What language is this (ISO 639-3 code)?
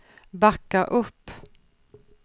swe